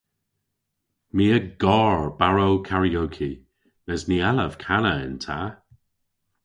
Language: Cornish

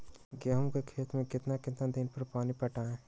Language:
Magahi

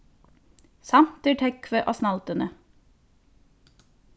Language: Faroese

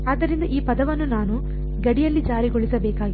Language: Kannada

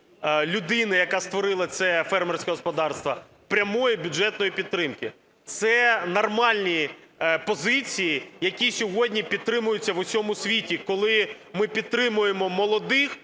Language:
Ukrainian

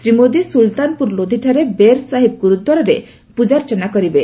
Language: Odia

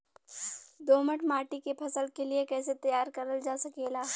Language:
Bhojpuri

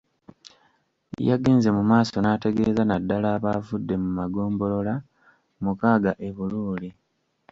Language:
Ganda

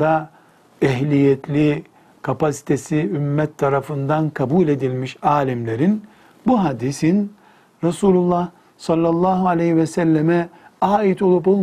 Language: Turkish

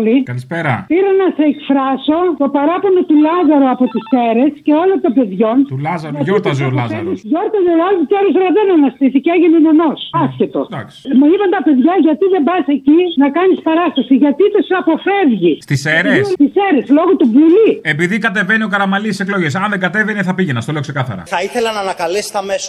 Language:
Greek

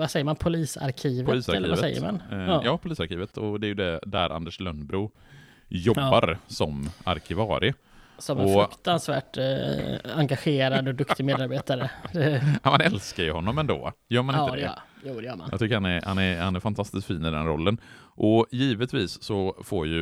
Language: Swedish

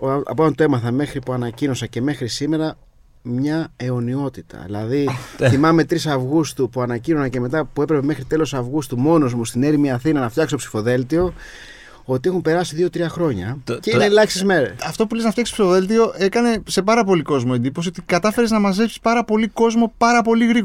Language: Greek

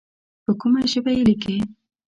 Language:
Pashto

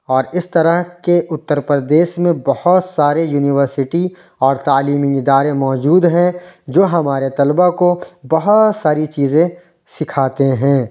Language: Urdu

